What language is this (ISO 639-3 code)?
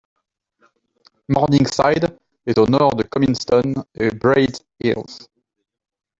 fra